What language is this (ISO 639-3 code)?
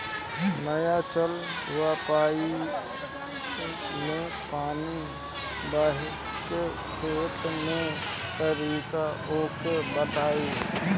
bho